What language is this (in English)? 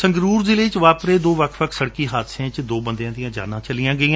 Punjabi